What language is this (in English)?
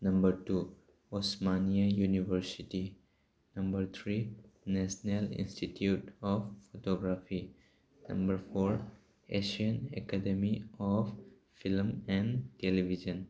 Manipuri